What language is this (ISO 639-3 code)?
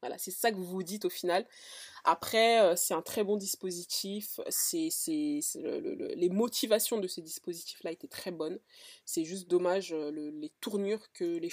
fra